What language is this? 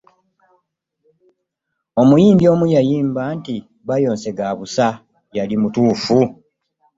Ganda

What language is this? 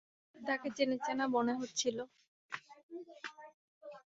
Bangla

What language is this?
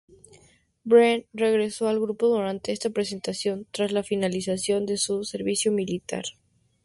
Spanish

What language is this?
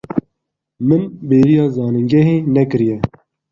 Kurdish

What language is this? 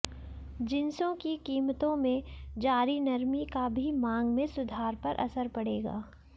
Hindi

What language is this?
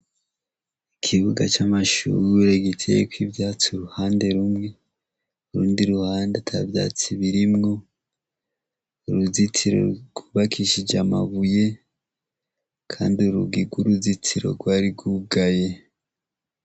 Rundi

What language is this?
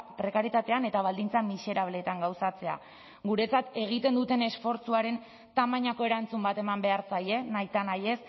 Basque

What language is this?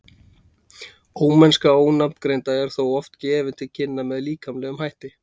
Icelandic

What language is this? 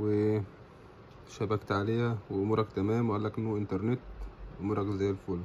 Arabic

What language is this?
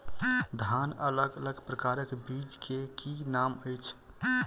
Maithili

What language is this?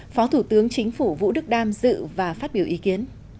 Vietnamese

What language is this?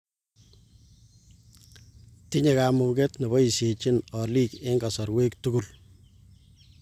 Kalenjin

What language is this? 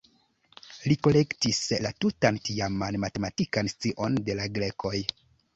Esperanto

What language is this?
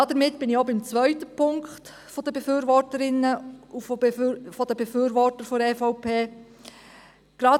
Swiss German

